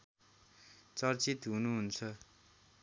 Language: Nepali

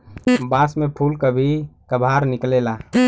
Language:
Bhojpuri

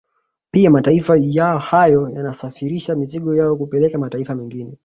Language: Swahili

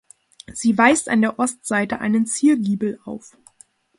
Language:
German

